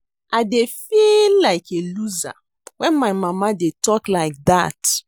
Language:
Nigerian Pidgin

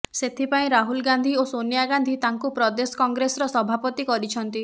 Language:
Odia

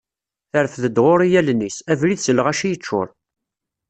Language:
Kabyle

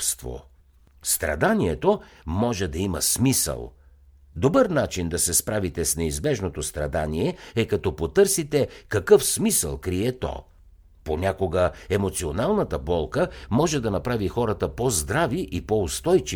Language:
Bulgarian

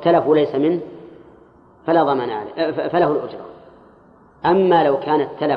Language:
Arabic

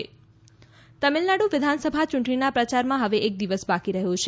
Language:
Gujarati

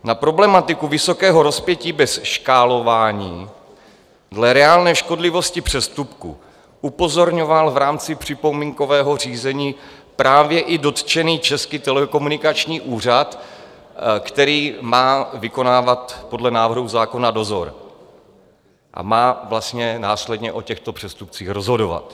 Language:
Czech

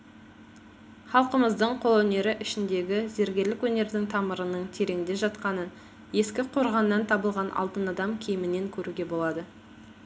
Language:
Kazakh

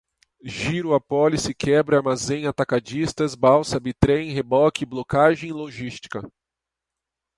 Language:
Portuguese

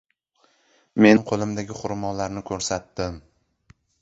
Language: Uzbek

